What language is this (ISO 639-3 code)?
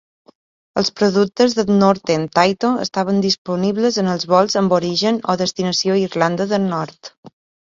cat